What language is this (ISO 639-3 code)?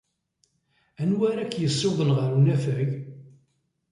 kab